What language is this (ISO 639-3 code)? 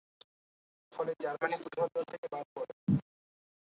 ben